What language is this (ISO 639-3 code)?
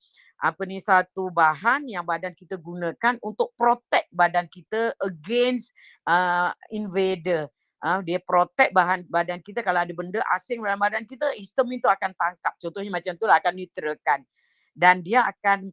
msa